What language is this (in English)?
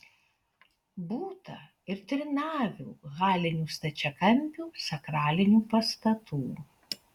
Lithuanian